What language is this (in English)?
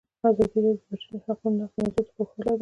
Pashto